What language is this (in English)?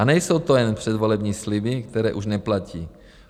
Czech